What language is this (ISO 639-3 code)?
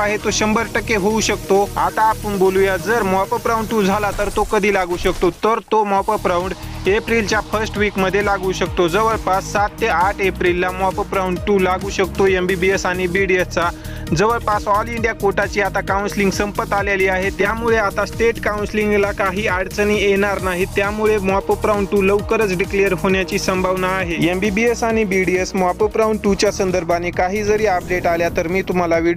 hin